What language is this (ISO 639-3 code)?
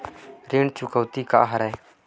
hne